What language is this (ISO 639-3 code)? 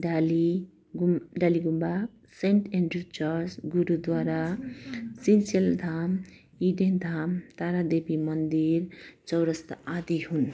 nep